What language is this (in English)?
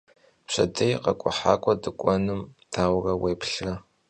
Kabardian